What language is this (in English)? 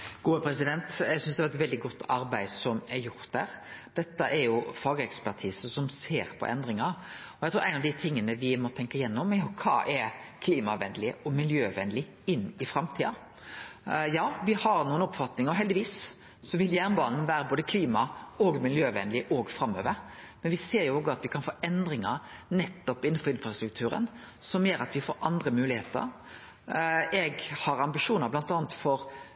Norwegian